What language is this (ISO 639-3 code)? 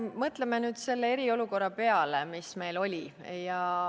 est